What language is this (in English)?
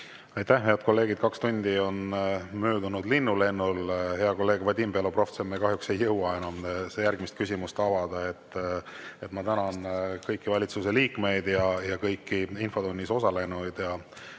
Estonian